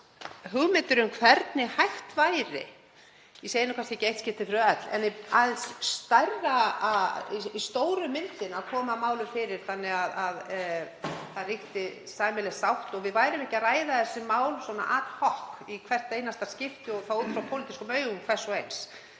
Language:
Icelandic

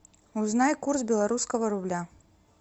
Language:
Russian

